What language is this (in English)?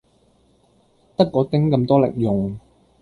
Cantonese